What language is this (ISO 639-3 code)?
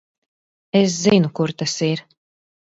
lav